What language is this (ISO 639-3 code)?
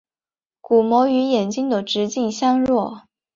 zho